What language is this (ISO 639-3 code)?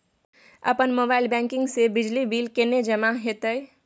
mai